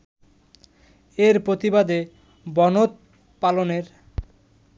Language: Bangla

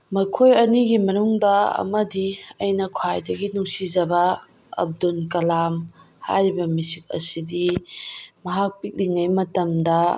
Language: Manipuri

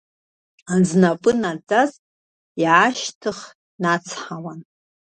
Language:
Abkhazian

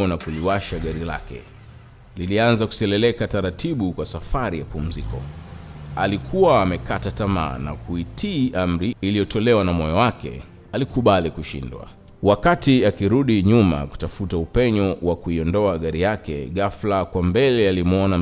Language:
Swahili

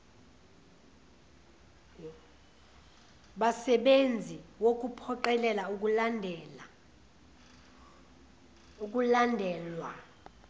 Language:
Zulu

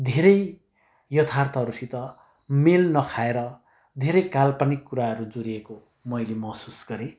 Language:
Nepali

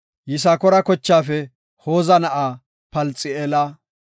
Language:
Gofa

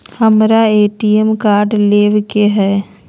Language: Magahi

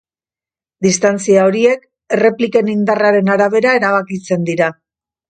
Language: Basque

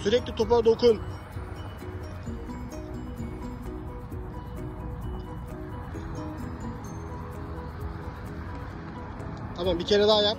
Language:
Turkish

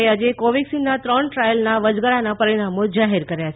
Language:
Gujarati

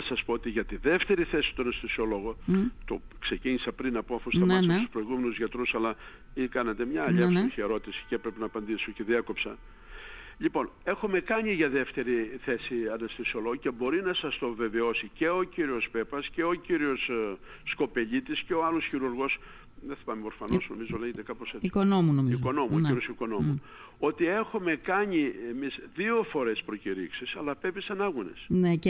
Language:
Greek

